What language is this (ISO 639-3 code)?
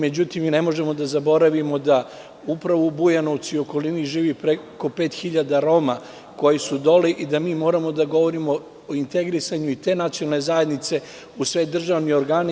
srp